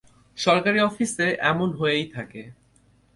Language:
Bangla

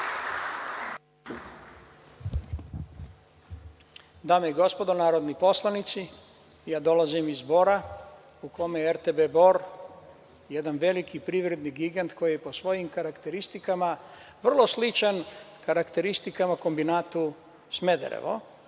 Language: Serbian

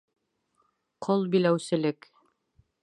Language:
Bashkir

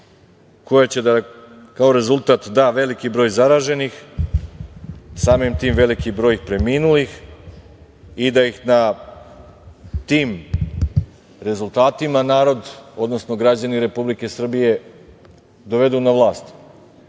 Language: Serbian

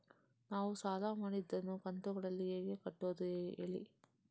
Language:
Kannada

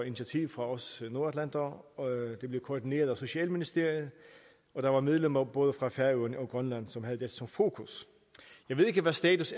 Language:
Danish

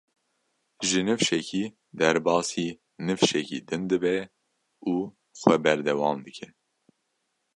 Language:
Kurdish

